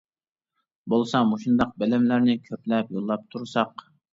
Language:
Uyghur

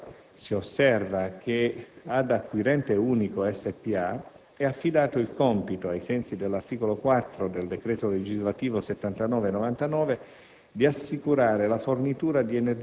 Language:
Italian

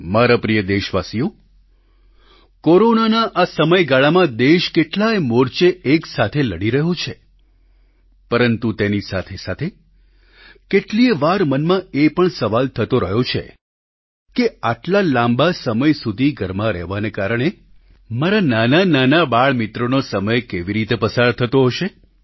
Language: Gujarati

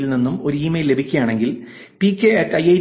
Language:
Malayalam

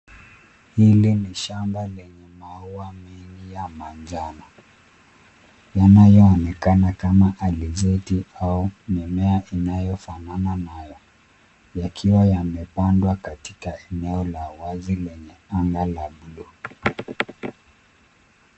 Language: Swahili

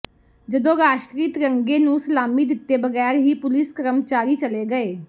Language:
Punjabi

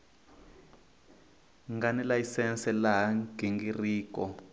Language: Tsonga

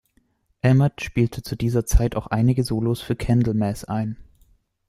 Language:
German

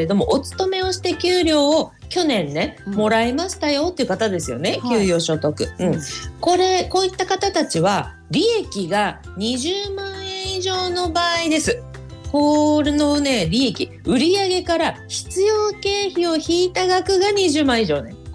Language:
Japanese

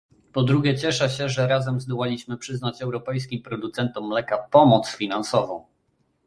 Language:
Polish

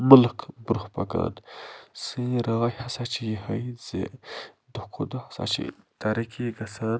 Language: Kashmiri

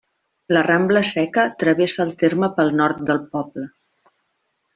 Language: Catalan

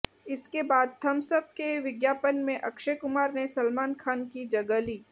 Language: Hindi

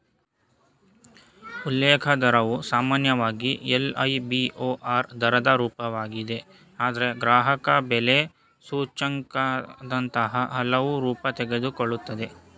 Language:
Kannada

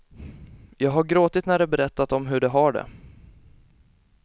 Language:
Swedish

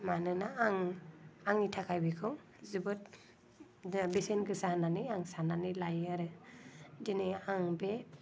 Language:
Bodo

